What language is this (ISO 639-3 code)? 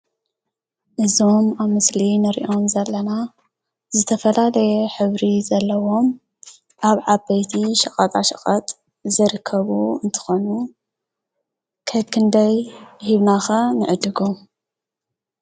tir